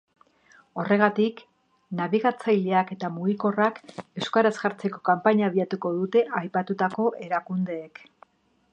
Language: Basque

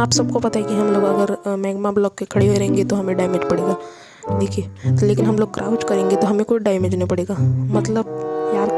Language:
Hindi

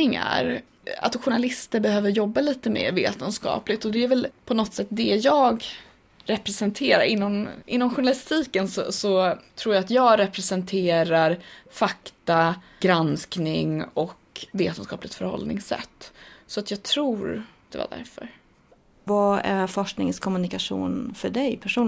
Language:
Swedish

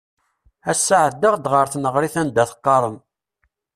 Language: Kabyle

